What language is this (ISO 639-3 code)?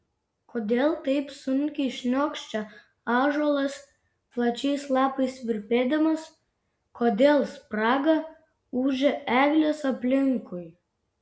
lit